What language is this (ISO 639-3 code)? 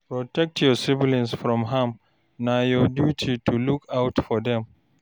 pcm